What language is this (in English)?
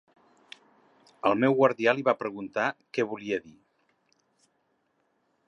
Catalan